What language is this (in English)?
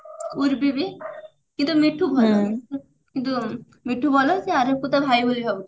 Odia